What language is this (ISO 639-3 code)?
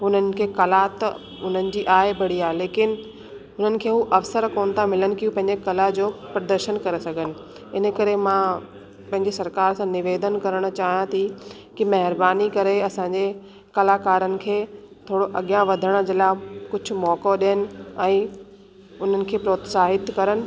snd